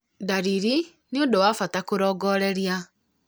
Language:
Kikuyu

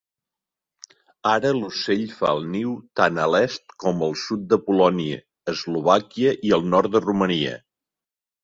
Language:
Catalan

